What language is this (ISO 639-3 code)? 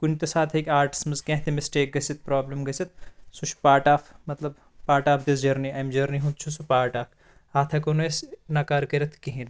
kas